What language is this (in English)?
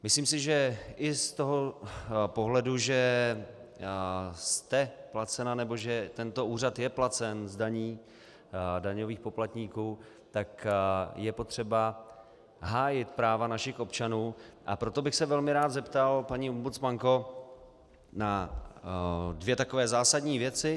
Czech